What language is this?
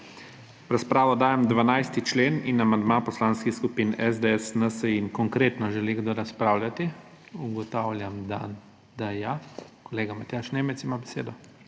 Slovenian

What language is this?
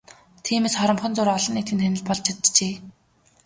Mongolian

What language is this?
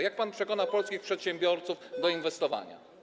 Polish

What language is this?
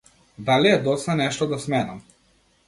Macedonian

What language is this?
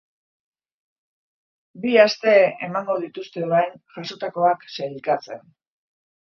Basque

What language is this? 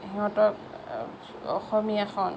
Assamese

